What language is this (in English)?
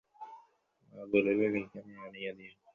Bangla